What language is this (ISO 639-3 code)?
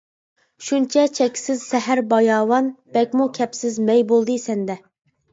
uig